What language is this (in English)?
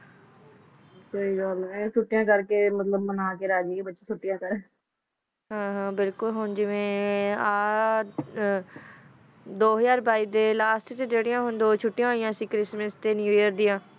Punjabi